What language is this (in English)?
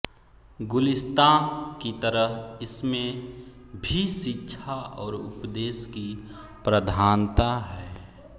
Hindi